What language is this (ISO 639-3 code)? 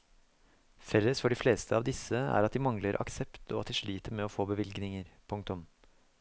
nor